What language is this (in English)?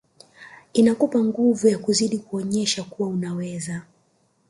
Swahili